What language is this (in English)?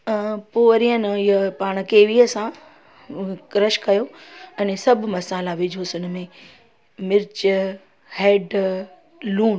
Sindhi